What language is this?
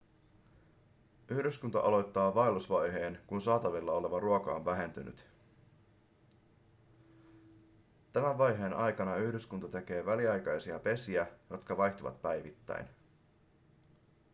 Finnish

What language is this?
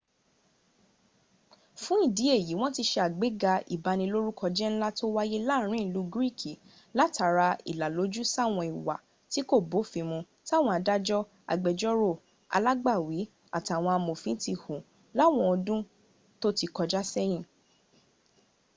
Yoruba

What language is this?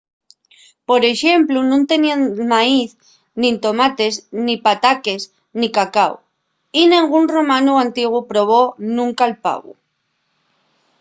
Asturian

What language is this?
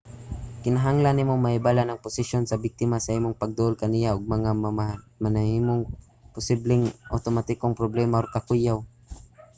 Cebuano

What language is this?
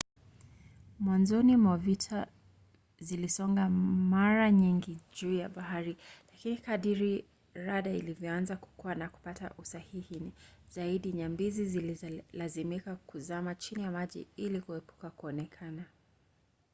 Swahili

